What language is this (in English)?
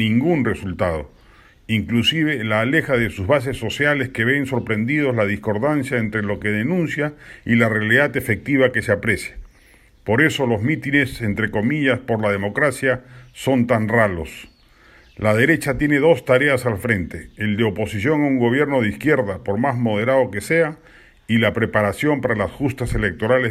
Spanish